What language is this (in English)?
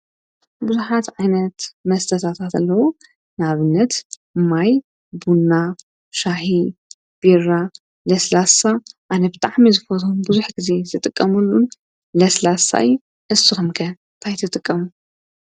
Tigrinya